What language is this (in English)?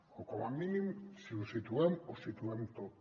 Catalan